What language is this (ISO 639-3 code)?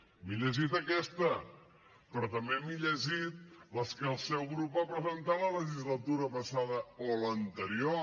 cat